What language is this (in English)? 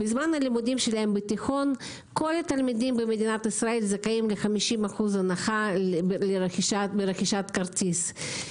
Hebrew